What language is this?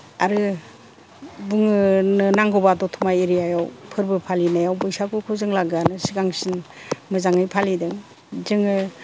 Bodo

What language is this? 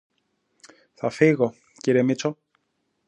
Greek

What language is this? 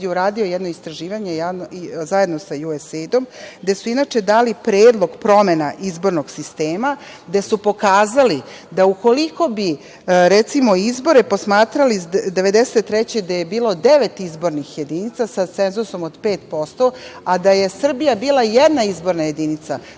Serbian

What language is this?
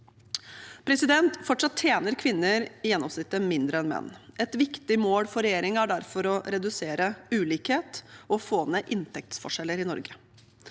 Norwegian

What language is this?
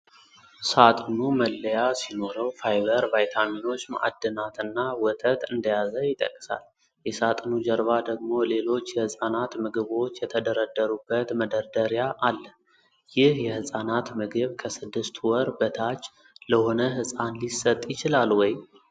Amharic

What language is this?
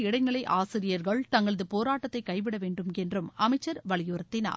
Tamil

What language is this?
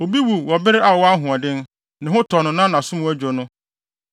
Akan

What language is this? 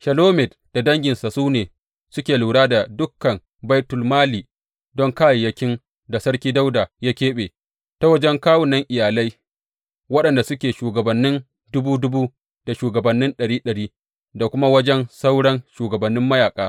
Hausa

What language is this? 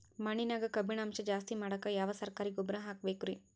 Kannada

